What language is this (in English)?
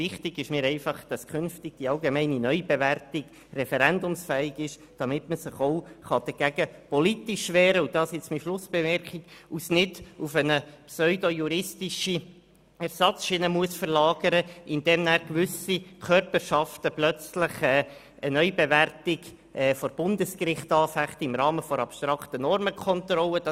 Swiss German